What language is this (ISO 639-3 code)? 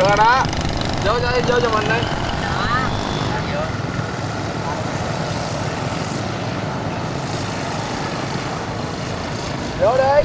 vie